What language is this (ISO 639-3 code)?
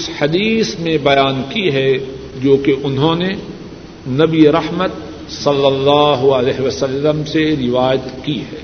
urd